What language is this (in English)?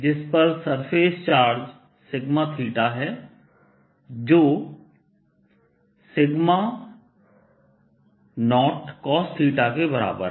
Hindi